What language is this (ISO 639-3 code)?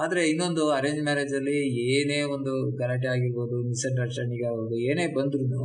kan